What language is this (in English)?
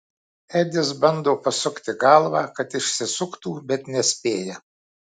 Lithuanian